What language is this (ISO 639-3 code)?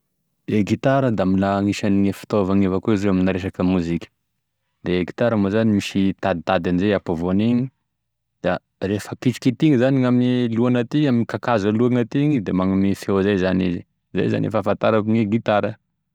tkg